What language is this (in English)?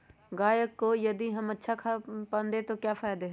Magahi